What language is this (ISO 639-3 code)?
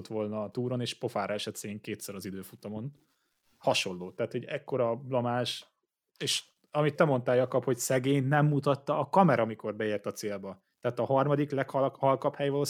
hun